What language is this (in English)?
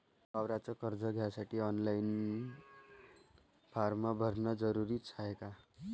Marathi